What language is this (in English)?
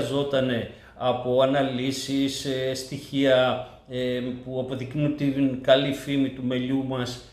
Greek